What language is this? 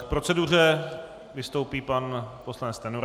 Czech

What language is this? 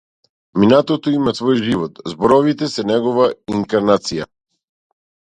Macedonian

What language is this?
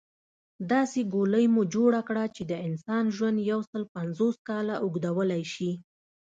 Pashto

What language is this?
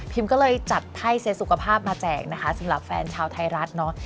Thai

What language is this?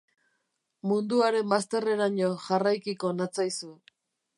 Basque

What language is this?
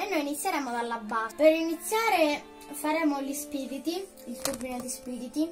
Italian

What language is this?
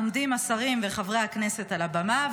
Hebrew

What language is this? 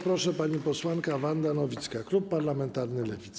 Polish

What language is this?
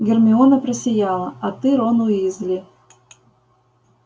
Russian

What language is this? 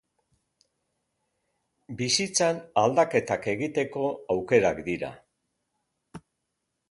Basque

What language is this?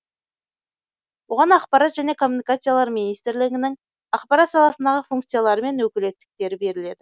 Kazakh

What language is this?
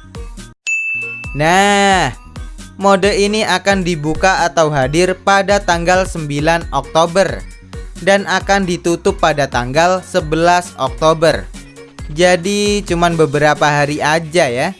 Indonesian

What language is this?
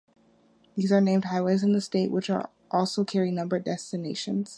English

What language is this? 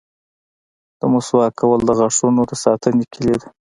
Pashto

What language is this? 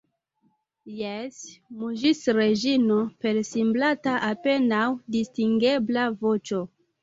Esperanto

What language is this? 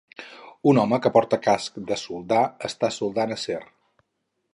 Catalan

